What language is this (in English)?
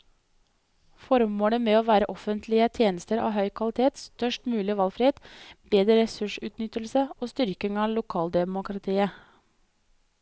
Norwegian